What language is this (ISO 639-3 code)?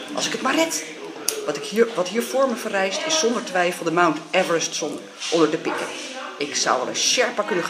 nld